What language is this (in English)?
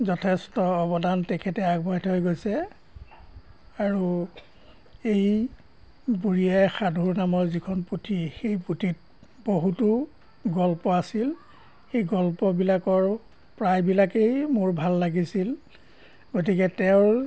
Assamese